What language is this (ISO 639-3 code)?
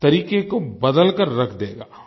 hin